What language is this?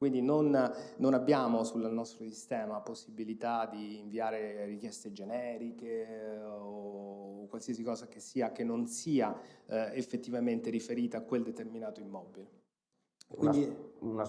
Italian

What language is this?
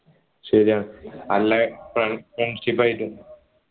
Malayalam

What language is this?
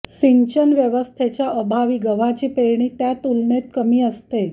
Marathi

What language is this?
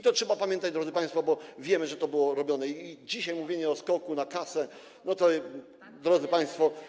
Polish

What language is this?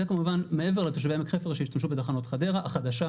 Hebrew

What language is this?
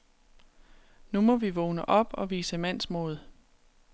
Danish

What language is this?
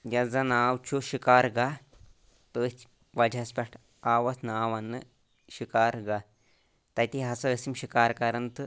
Kashmiri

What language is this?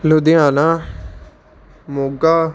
Punjabi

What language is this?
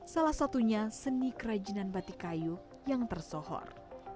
Indonesian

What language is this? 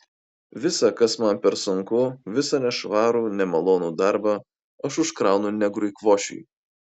Lithuanian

